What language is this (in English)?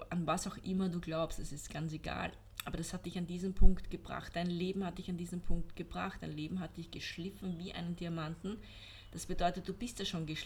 German